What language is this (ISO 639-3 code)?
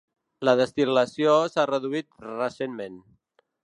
cat